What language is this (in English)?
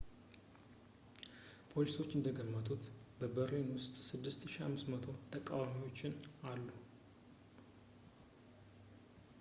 Amharic